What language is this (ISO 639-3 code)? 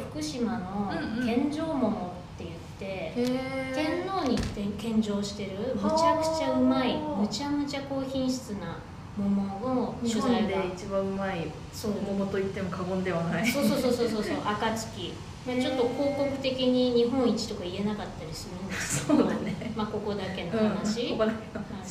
jpn